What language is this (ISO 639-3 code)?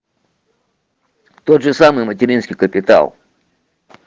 rus